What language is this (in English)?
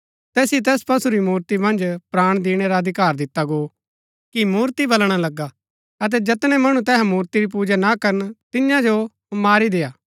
Gaddi